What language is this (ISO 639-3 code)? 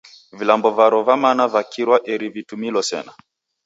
dav